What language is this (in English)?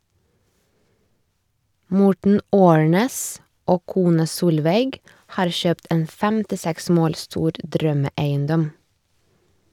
Norwegian